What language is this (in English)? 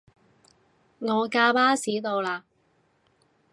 Cantonese